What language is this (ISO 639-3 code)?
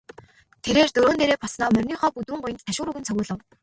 mon